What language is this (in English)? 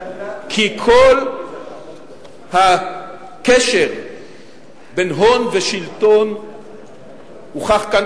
Hebrew